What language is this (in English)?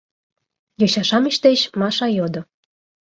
Mari